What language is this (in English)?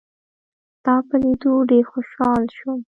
Pashto